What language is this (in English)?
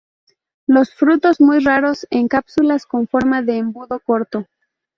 Spanish